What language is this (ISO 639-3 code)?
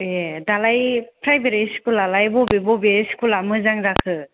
brx